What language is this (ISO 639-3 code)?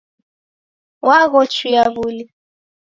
dav